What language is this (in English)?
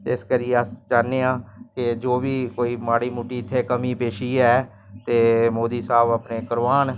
Dogri